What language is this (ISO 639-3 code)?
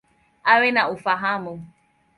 swa